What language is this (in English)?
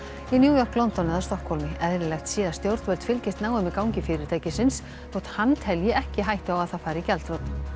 Icelandic